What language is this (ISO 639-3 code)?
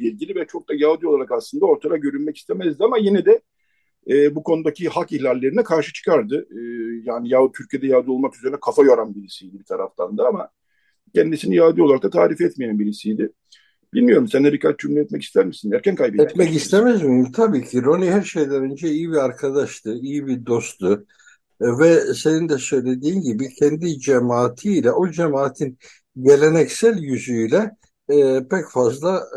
tur